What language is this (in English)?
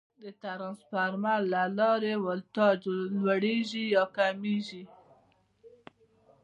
Pashto